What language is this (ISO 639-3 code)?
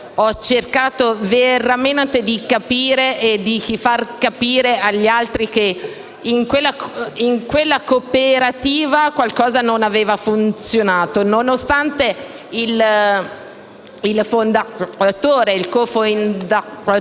ita